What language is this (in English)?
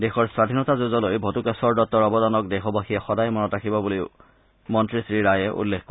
Assamese